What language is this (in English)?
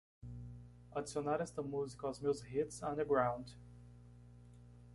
Portuguese